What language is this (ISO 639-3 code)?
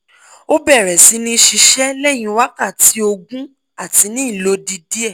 yor